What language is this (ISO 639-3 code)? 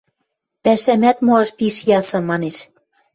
mrj